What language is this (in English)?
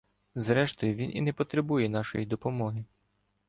Ukrainian